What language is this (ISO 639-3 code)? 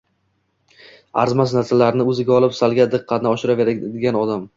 uzb